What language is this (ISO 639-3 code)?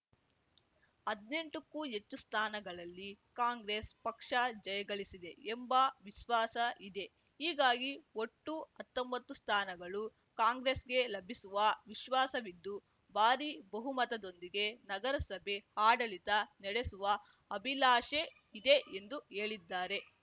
kan